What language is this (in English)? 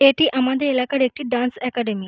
Bangla